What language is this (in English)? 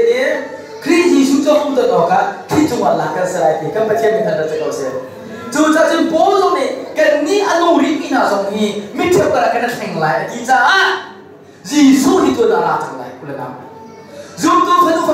Korean